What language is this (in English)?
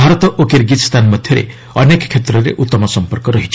Odia